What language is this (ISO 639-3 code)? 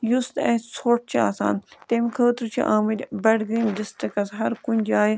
kas